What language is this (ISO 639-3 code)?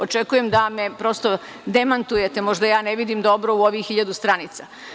srp